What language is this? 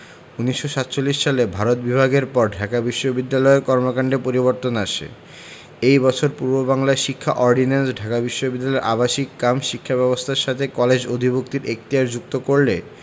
Bangla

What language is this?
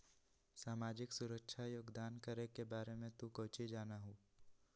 Magahi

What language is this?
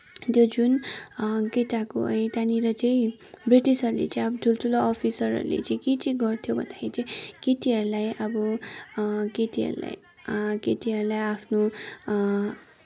Nepali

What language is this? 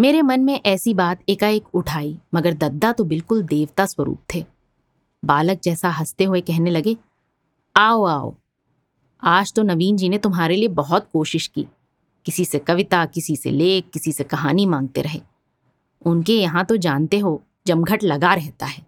Hindi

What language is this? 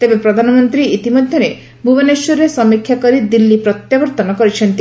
Odia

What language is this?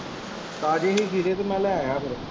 Punjabi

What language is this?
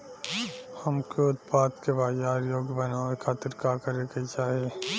Bhojpuri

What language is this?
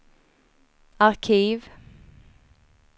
Swedish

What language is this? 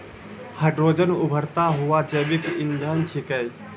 Maithili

